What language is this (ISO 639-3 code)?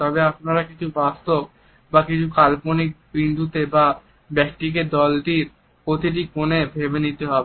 ben